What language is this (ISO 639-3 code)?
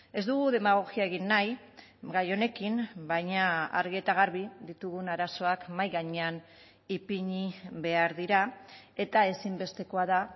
eus